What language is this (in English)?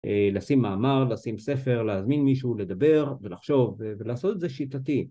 Hebrew